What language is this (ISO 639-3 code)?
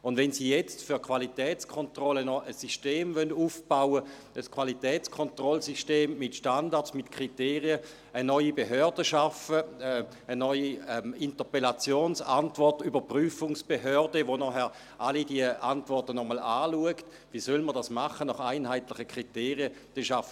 gsw